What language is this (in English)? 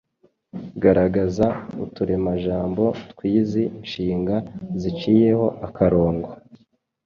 Kinyarwanda